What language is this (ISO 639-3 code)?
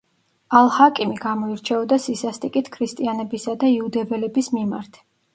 kat